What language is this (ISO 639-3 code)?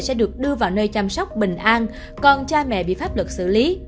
vie